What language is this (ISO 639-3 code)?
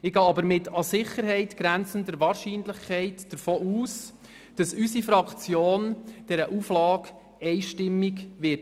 gsw